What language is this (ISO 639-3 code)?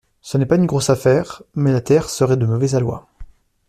fra